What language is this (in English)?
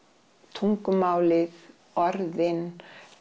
Icelandic